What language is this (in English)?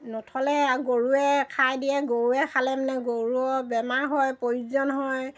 Assamese